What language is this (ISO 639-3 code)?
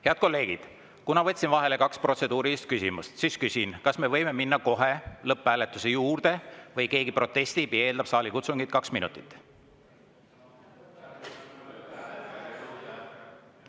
est